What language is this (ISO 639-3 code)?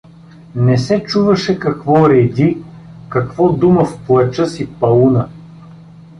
bul